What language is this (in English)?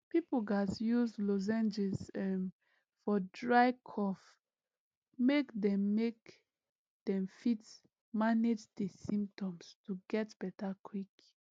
Nigerian Pidgin